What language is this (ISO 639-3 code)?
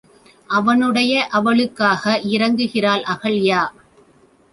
tam